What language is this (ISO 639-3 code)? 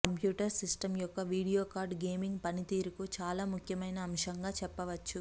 tel